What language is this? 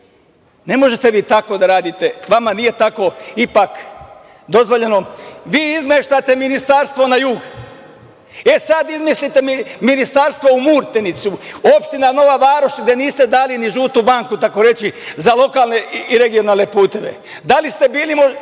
Serbian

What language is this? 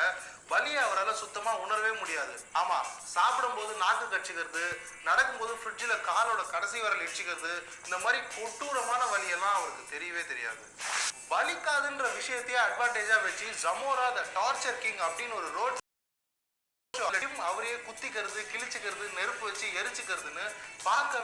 Tamil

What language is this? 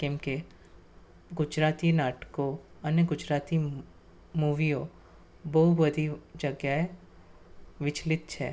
Gujarati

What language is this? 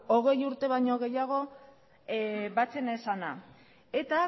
Basque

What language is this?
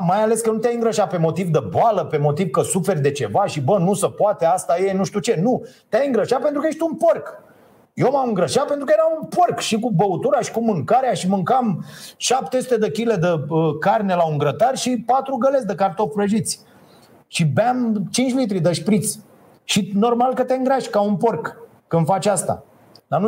Romanian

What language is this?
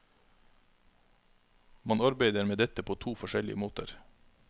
Norwegian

